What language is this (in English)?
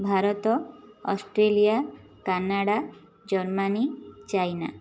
Odia